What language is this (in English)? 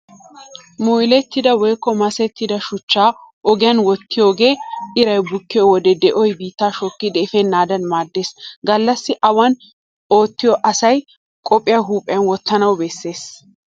Wolaytta